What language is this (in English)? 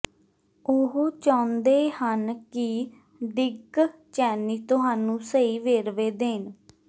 Punjabi